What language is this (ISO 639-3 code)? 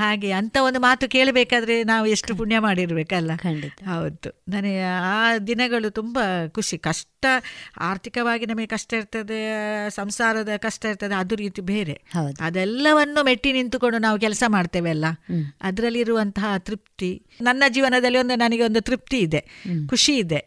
kan